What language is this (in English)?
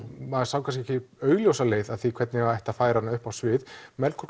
Icelandic